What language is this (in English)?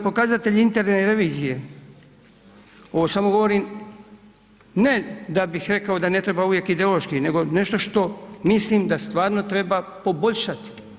Croatian